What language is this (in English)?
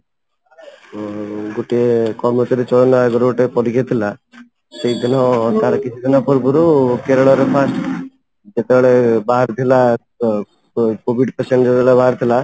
Odia